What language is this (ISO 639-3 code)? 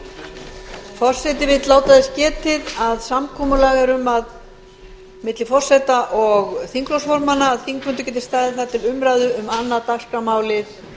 isl